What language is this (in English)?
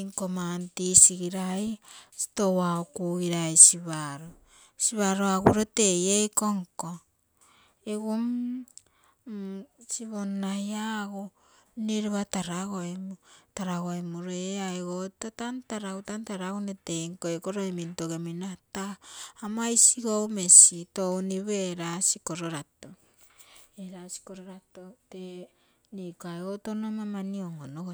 Terei